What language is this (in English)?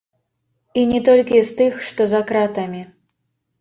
Belarusian